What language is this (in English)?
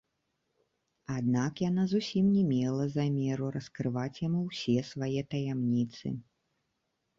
Belarusian